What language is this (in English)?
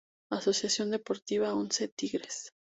Spanish